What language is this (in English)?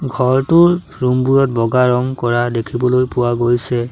Assamese